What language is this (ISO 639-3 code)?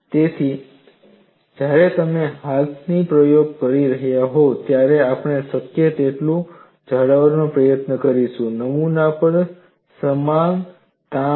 guj